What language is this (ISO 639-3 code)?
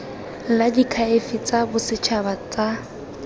tsn